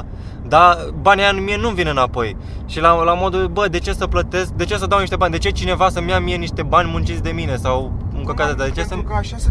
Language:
Romanian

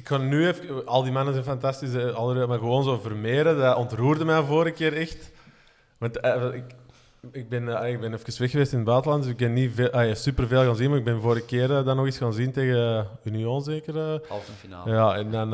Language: Dutch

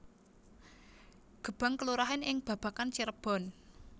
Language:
Javanese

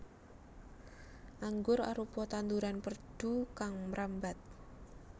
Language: Javanese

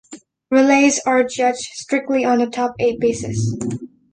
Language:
English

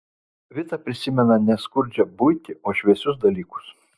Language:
Lithuanian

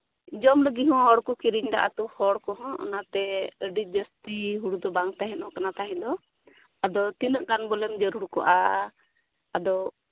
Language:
Santali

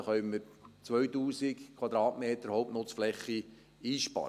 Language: Swiss German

